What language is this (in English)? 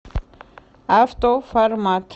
Russian